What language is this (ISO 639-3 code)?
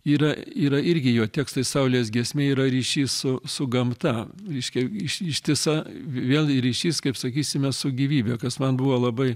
lit